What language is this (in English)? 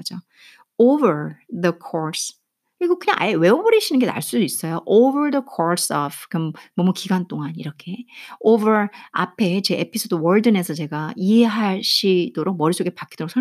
Korean